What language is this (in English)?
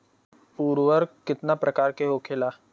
Bhojpuri